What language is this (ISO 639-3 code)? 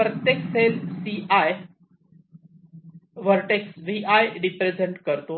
mar